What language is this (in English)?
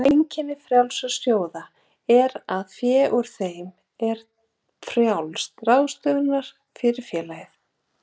Icelandic